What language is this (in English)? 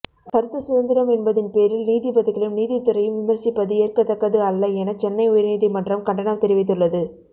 Tamil